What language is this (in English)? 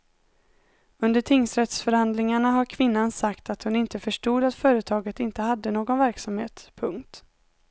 Swedish